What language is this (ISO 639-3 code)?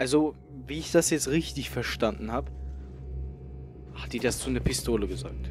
deu